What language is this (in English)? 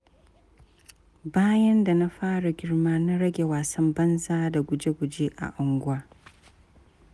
Hausa